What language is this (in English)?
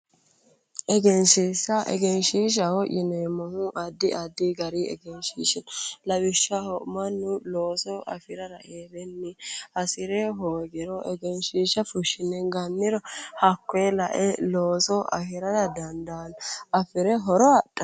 Sidamo